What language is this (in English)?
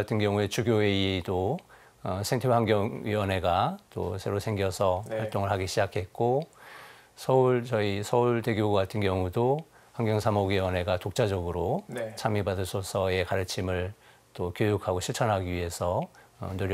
Korean